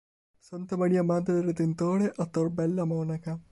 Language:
Italian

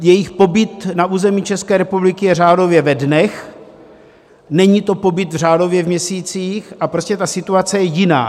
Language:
Czech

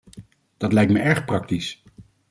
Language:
Dutch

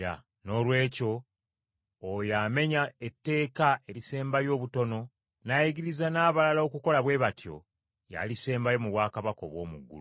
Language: Ganda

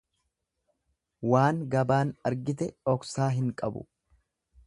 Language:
Oromo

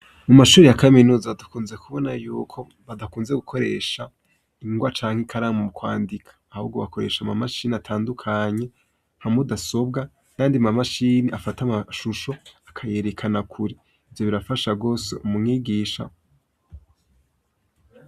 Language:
Rundi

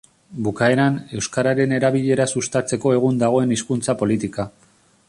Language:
Basque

